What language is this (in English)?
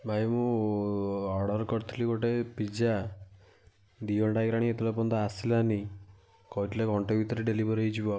Odia